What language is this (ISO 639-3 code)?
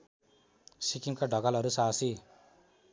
nep